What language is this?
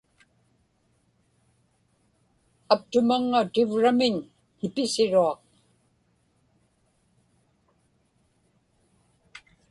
Inupiaq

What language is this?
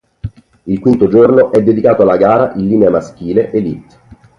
Italian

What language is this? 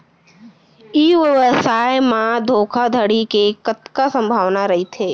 Chhattisgarhi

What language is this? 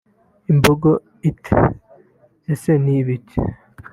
Kinyarwanda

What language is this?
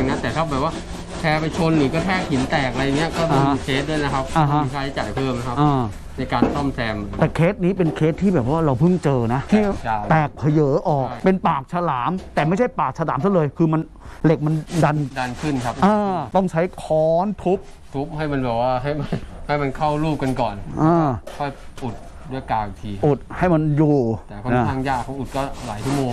Thai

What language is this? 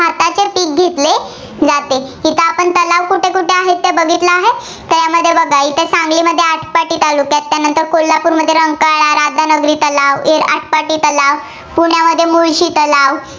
Marathi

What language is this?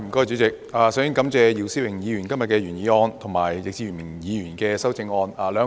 Cantonese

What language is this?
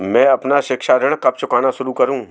Hindi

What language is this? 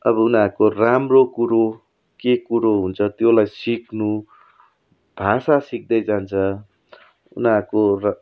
Nepali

